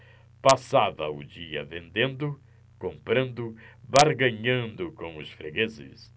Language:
Portuguese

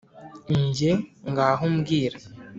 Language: Kinyarwanda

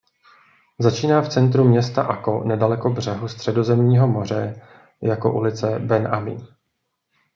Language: Czech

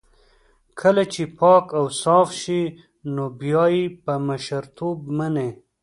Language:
Pashto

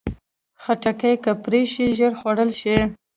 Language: Pashto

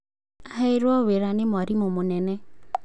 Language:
Kikuyu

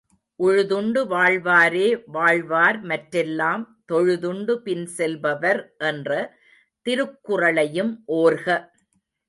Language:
Tamil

